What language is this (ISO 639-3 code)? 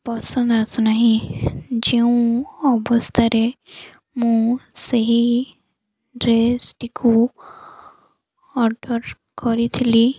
ori